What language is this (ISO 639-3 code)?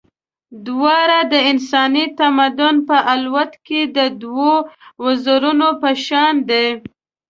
pus